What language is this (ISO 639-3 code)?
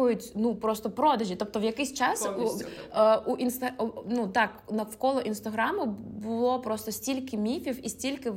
rus